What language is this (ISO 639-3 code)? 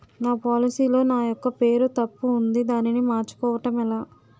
tel